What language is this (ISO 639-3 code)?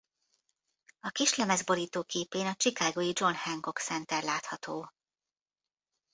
hun